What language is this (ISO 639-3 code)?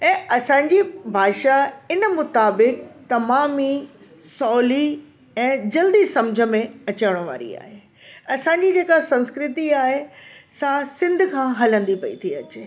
snd